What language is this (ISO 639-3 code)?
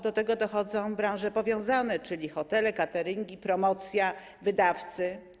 pol